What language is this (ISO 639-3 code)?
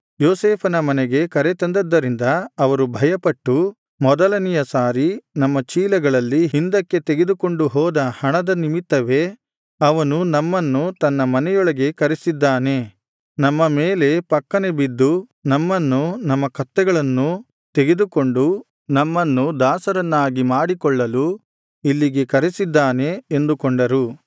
kan